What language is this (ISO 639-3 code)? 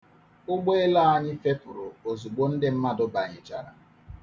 ibo